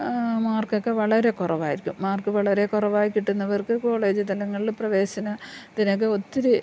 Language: Malayalam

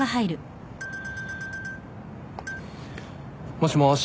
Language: Japanese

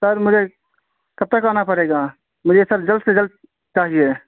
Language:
Urdu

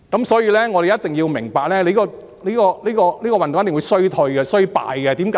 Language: Cantonese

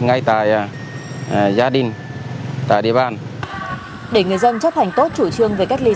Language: Vietnamese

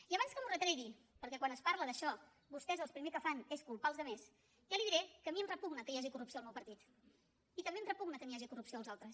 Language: Catalan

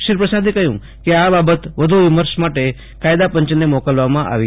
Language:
Gujarati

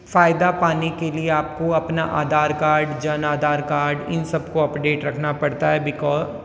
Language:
Hindi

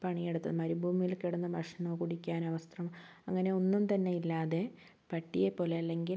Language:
Malayalam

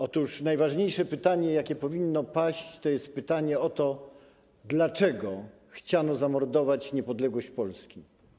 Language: Polish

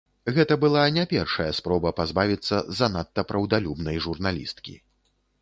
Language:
Belarusian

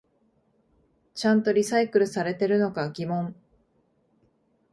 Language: Japanese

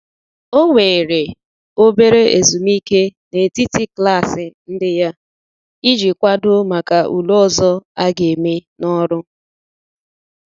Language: Igbo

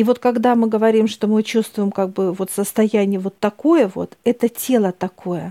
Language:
Russian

